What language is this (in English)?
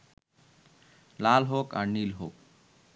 Bangla